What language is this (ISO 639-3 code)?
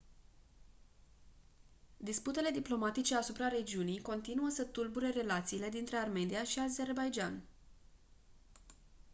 ron